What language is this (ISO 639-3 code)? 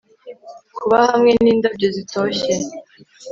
kin